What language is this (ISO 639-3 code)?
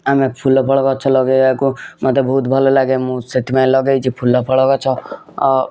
ori